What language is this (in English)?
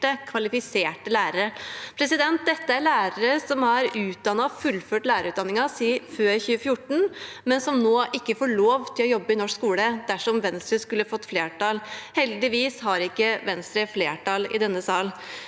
Norwegian